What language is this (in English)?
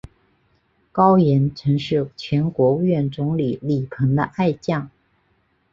Chinese